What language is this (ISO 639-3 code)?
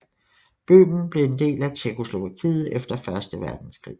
dan